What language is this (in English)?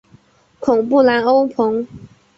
Chinese